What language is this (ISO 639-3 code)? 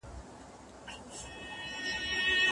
pus